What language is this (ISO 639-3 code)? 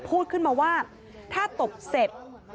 tha